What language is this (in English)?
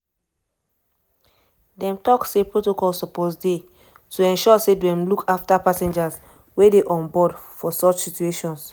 Nigerian Pidgin